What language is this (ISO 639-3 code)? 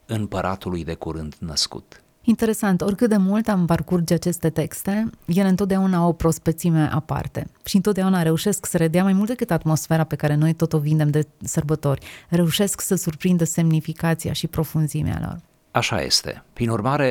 ron